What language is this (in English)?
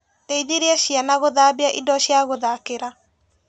Kikuyu